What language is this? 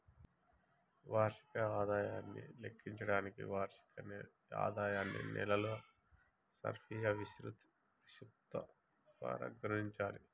Telugu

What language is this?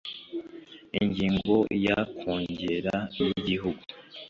Kinyarwanda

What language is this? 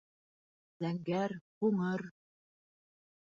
Bashkir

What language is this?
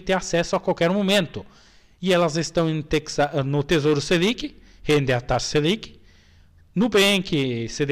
Portuguese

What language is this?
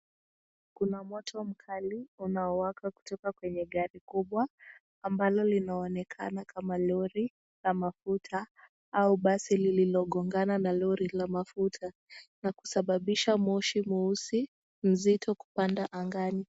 Swahili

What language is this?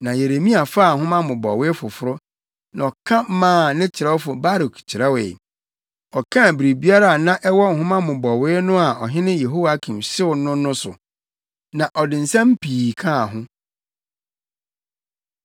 Akan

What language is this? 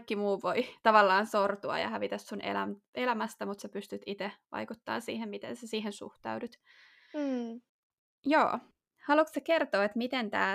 Finnish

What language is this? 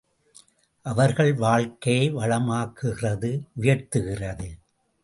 Tamil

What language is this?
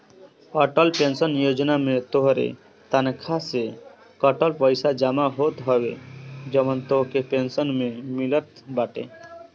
Bhojpuri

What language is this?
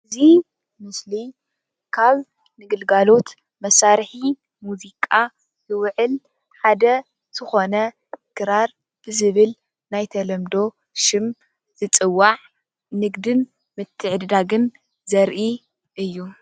Tigrinya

